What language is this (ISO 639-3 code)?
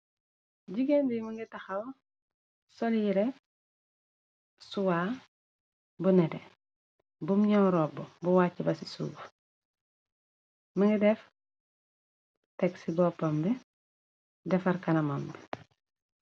wol